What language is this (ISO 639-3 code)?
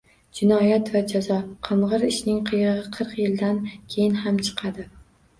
uzb